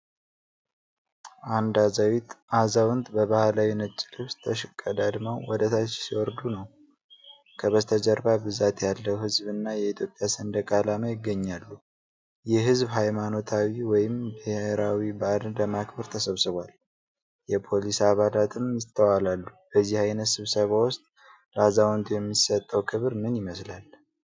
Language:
Amharic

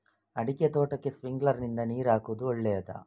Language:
Kannada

